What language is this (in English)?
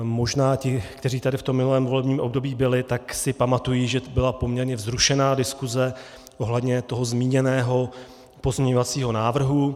Czech